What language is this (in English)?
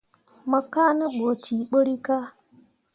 Mundang